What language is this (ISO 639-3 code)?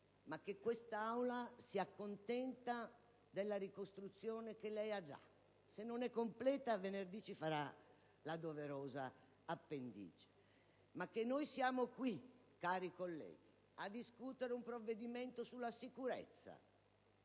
ita